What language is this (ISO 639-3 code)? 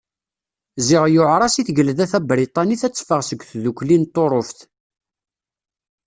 kab